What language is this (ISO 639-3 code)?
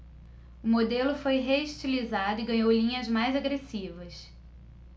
por